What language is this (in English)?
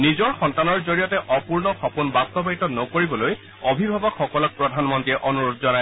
Assamese